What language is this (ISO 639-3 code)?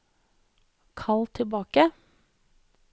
nor